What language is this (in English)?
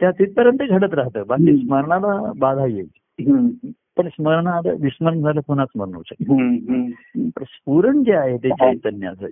Marathi